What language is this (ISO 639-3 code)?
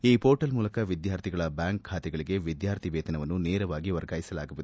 kan